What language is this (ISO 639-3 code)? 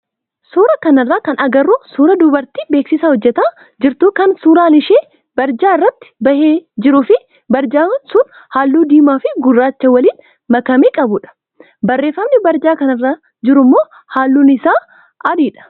orm